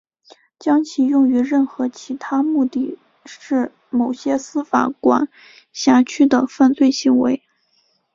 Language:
Chinese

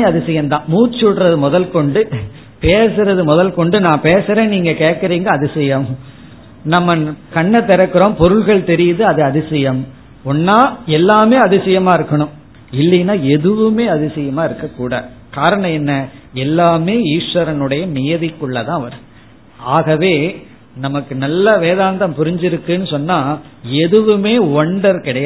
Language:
Tamil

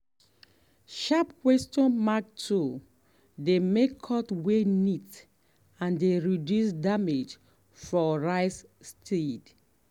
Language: Nigerian Pidgin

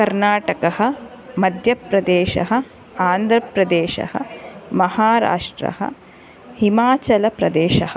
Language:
Sanskrit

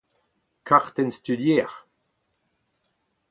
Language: Breton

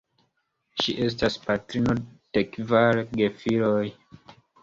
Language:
Esperanto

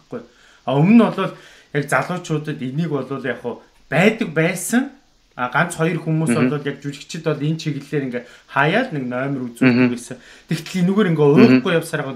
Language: Dutch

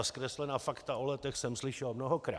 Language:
Czech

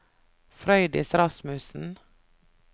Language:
Norwegian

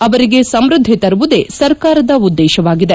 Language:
Kannada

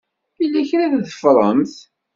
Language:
Kabyle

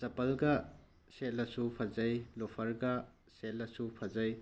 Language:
Manipuri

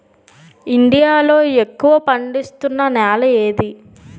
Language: Telugu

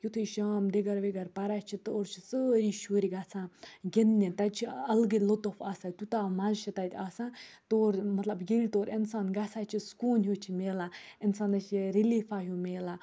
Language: Kashmiri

